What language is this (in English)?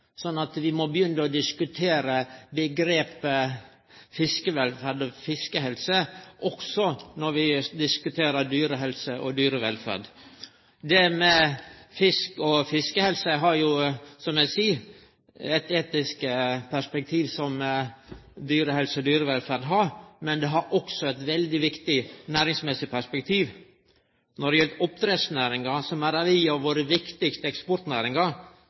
Norwegian Nynorsk